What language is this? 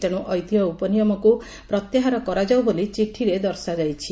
Odia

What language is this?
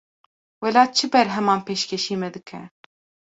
Kurdish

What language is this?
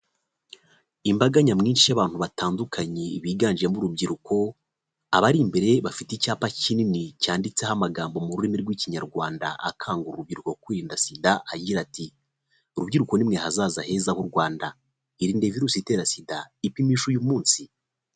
Kinyarwanda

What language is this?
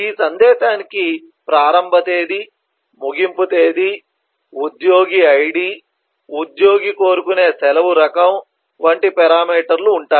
Telugu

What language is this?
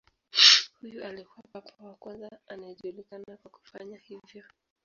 Swahili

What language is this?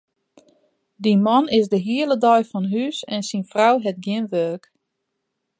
Western Frisian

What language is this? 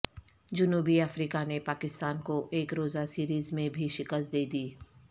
Urdu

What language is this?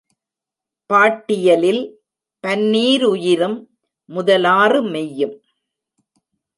Tamil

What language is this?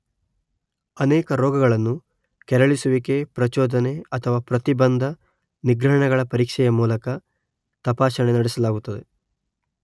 Kannada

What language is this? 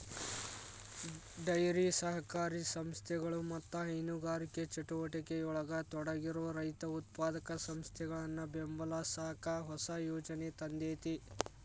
Kannada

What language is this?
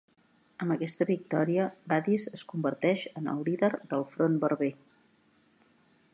Catalan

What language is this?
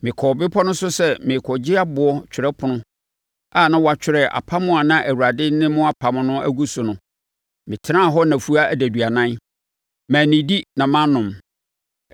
Akan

